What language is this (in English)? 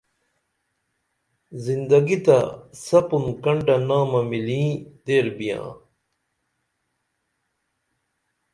Dameli